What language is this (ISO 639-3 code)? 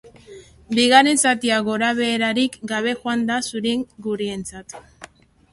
eus